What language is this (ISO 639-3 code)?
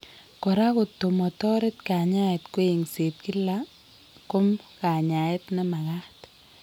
kln